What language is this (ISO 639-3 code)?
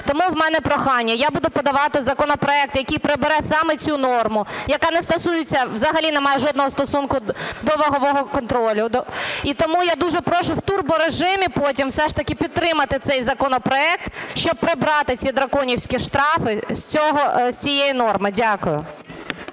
ukr